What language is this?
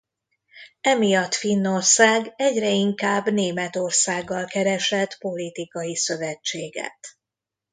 Hungarian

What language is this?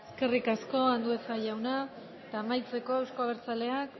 Basque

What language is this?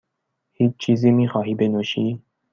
Persian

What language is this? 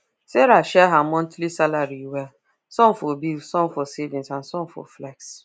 Nigerian Pidgin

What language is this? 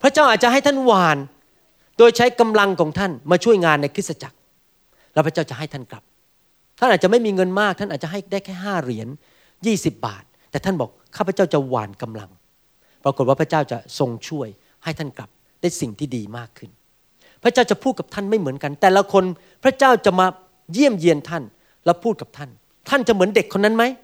Thai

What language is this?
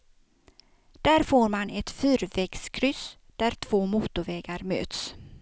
Swedish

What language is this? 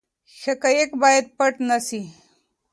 Pashto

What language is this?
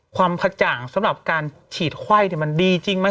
Thai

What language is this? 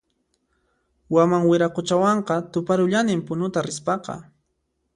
Puno Quechua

